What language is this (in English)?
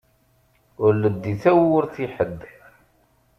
Kabyle